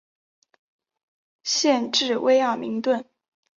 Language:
Chinese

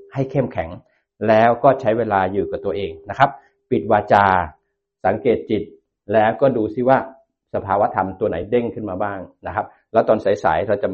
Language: Thai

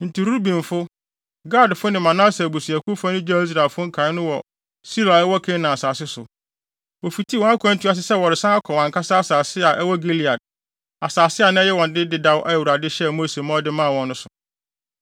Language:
Akan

